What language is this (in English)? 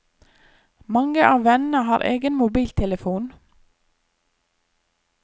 Norwegian